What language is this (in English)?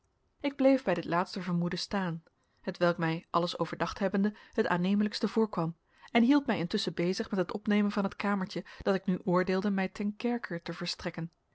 Dutch